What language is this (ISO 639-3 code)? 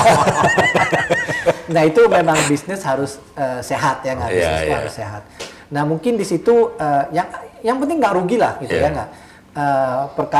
ind